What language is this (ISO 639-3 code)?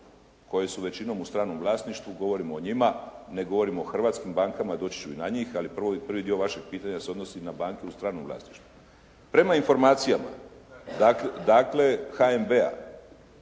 hrv